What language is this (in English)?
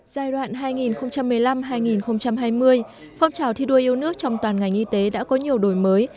Vietnamese